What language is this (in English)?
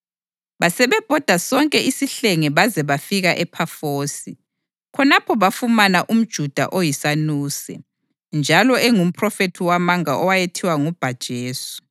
North Ndebele